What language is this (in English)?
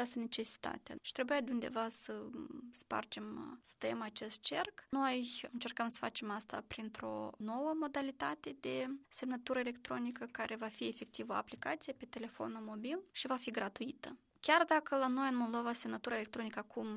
Romanian